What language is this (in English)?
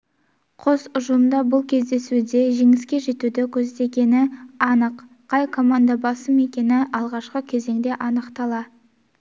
Kazakh